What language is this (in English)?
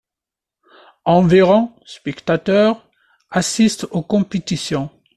French